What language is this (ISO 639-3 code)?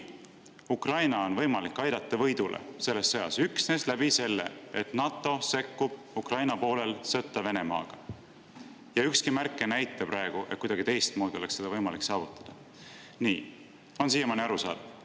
est